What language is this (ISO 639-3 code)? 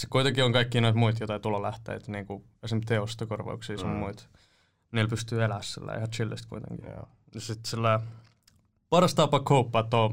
fin